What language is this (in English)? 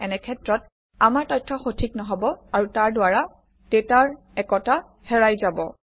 Assamese